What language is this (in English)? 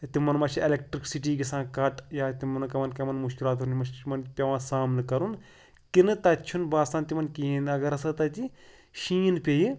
Kashmiri